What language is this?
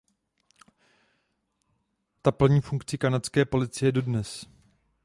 Czech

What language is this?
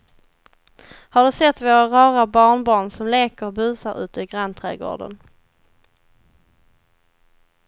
Swedish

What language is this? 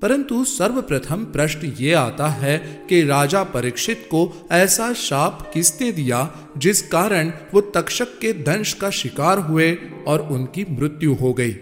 Hindi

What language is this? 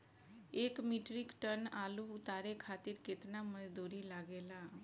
Bhojpuri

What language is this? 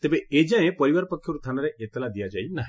Odia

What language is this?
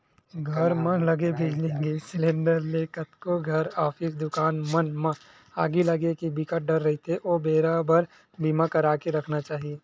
Chhattisgarhi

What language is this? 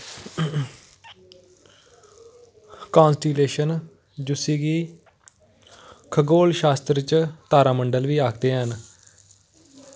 Dogri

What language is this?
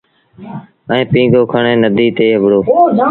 Sindhi Bhil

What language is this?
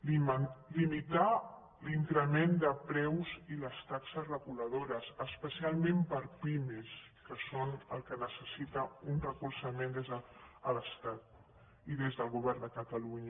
Catalan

